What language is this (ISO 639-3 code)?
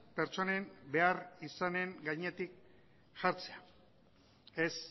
eus